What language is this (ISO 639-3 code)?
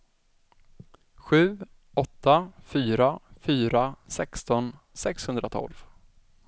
swe